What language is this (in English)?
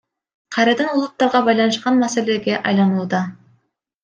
Kyrgyz